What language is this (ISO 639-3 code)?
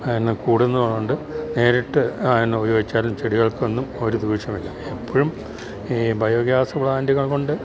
mal